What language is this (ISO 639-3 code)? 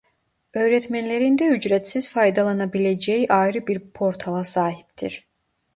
tur